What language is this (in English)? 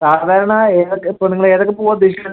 Malayalam